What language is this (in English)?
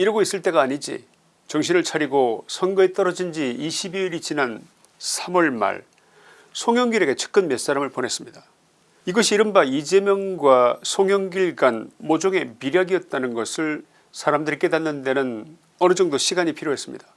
Korean